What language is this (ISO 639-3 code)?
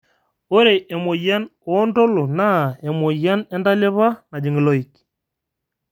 mas